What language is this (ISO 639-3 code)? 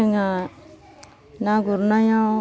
brx